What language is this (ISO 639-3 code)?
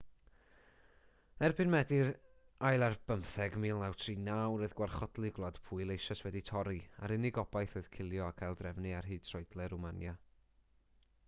cym